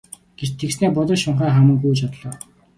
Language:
Mongolian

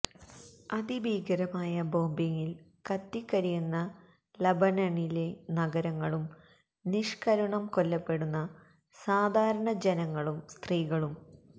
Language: Malayalam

